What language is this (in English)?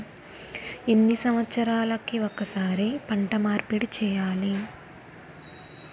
Telugu